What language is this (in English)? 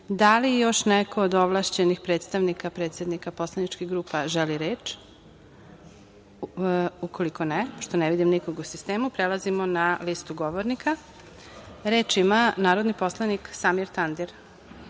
Serbian